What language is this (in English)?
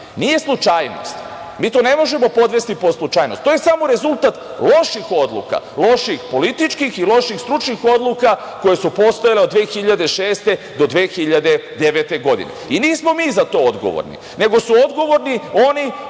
Serbian